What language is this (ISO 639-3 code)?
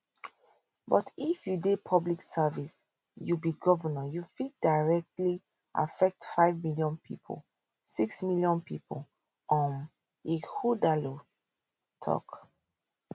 pcm